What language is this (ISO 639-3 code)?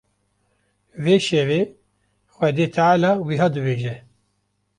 kur